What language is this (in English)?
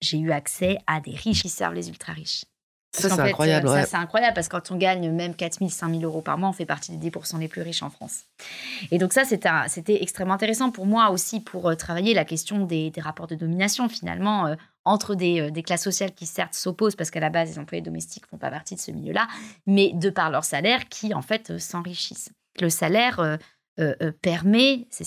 French